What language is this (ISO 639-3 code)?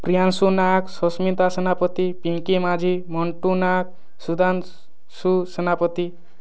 ori